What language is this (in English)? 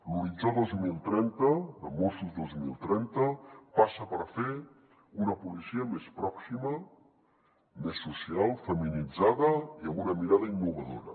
Catalan